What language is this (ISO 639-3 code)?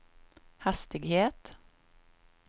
swe